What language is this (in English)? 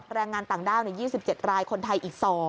Thai